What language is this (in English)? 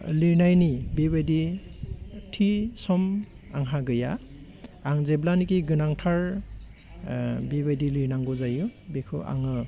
Bodo